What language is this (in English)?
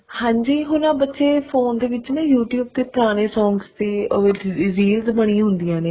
Punjabi